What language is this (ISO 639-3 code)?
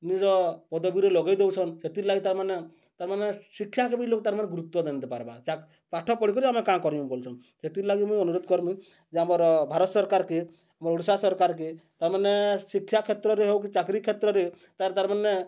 ori